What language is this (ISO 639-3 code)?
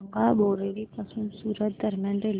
mar